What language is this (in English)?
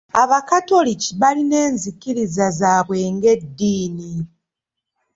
Ganda